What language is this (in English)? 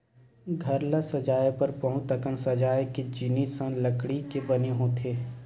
Chhattisgarhi